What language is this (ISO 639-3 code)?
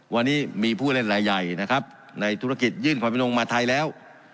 tha